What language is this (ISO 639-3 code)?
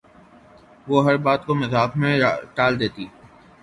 urd